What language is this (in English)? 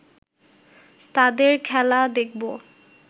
Bangla